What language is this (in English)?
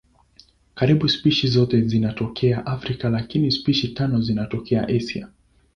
Swahili